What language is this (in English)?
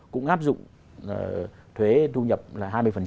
Vietnamese